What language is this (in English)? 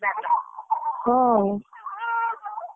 Odia